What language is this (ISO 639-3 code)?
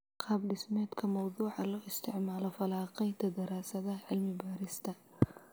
som